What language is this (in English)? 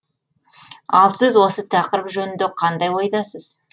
Kazakh